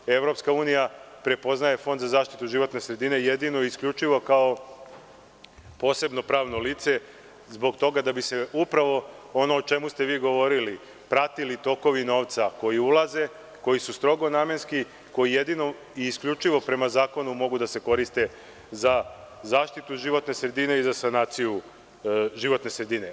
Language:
Serbian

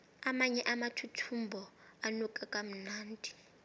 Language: South Ndebele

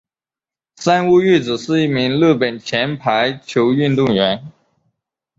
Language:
Chinese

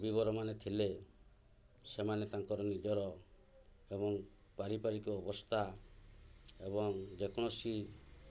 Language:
Odia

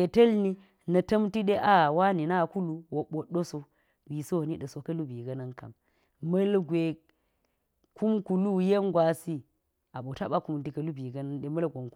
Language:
Geji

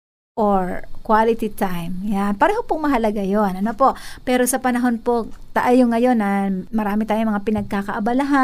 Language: Filipino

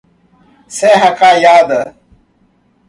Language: Portuguese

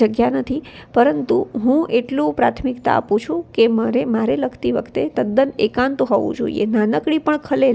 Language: Gujarati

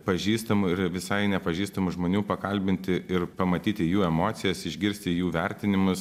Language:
Lithuanian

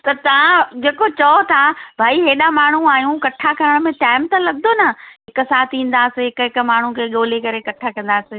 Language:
Sindhi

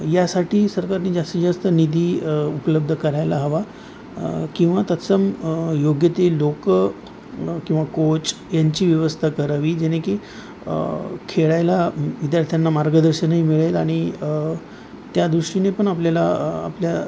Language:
Marathi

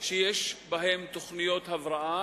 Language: Hebrew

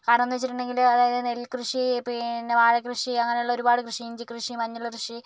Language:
Malayalam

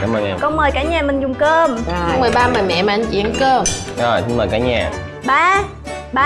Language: Vietnamese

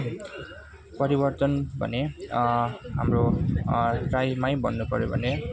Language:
Nepali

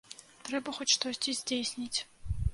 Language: Belarusian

